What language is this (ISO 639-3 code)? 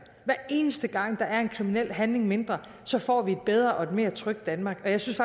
dan